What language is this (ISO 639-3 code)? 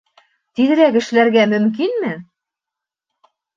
bak